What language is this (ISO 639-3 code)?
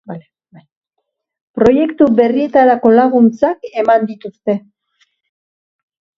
eus